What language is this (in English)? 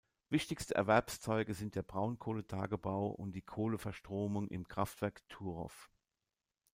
German